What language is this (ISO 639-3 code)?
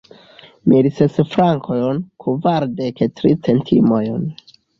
epo